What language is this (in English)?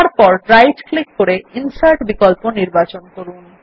Bangla